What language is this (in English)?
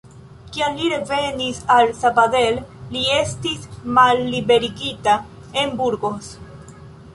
Esperanto